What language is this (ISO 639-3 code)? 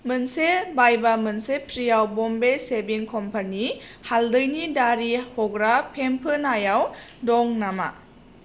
brx